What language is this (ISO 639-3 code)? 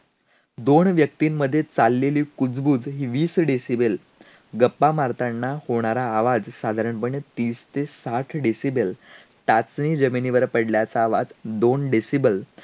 mar